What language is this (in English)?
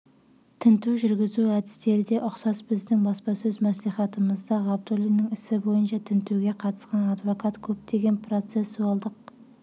Kazakh